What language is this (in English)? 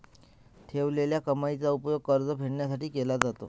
Marathi